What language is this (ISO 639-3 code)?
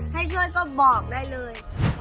tha